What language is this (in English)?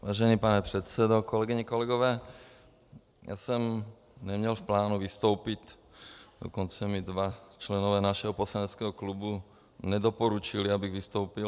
Czech